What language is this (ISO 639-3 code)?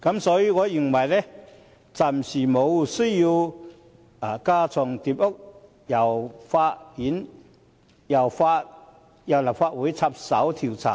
yue